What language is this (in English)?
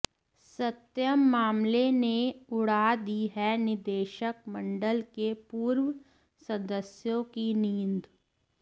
Hindi